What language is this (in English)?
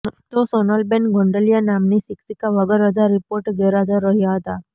Gujarati